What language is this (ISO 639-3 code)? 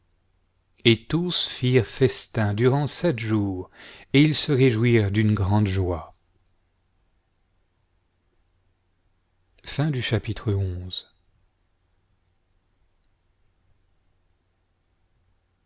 fra